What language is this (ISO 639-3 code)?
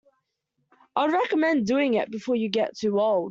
eng